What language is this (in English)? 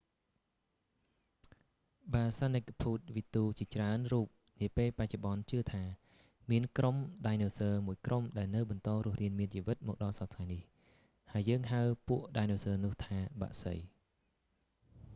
Khmer